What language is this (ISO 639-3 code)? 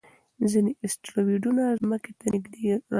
pus